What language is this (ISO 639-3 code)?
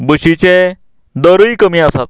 kok